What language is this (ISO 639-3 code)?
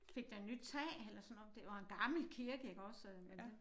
dan